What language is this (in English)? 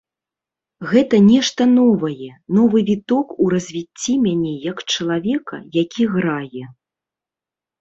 Belarusian